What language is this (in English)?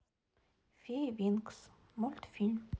Russian